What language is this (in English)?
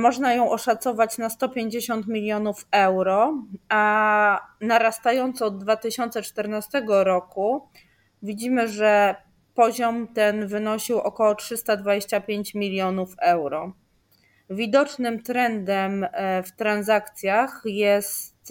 Polish